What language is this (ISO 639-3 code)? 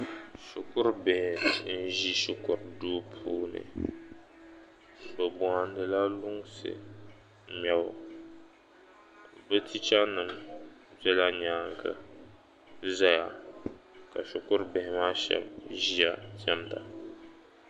dag